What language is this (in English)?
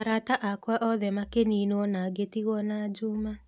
Kikuyu